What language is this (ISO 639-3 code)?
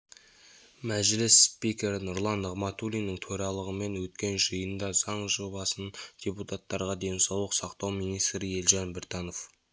kaz